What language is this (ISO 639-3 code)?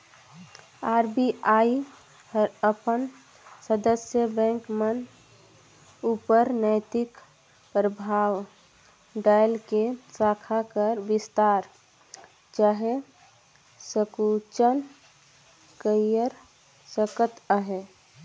hne